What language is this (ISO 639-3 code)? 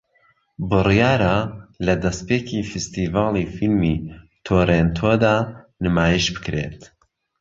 ckb